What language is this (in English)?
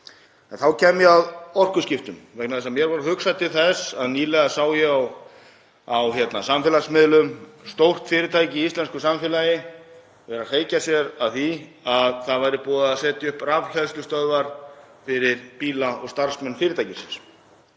Icelandic